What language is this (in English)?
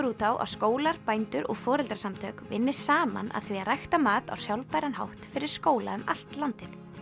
Icelandic